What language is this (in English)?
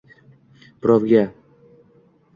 Uzbek